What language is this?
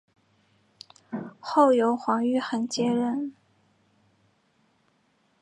Chinese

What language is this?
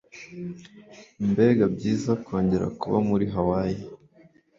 Kinyarwanda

